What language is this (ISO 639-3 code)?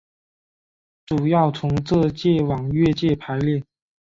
zho